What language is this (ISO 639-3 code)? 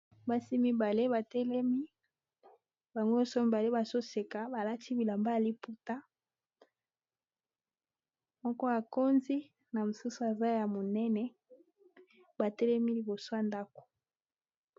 lin